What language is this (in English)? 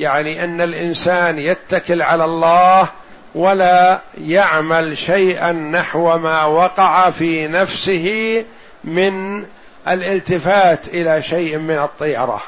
Arabic